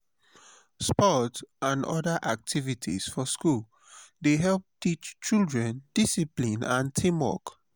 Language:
Nigerian Pidgin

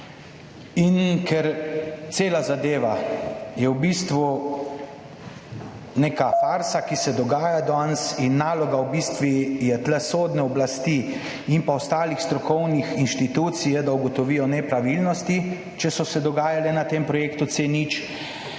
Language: Slovenian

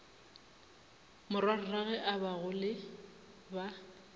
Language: Northern Sotho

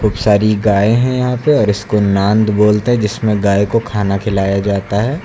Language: Hindi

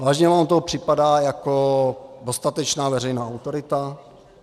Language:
Czech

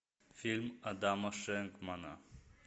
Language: Russian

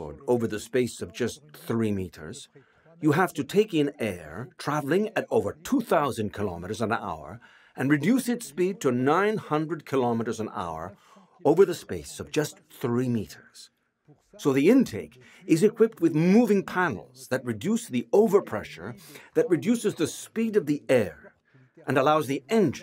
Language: English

